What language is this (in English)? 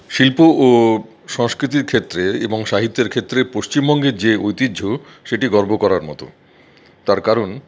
Bangla